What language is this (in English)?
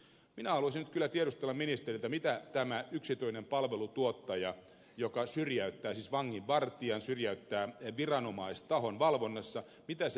Finnish